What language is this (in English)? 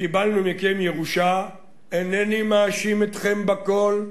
Hebrew